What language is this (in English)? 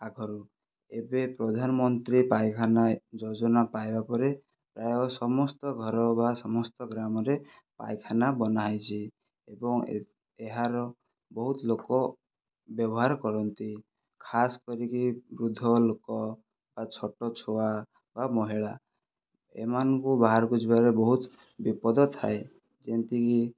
Odia